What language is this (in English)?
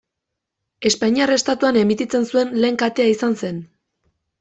Basque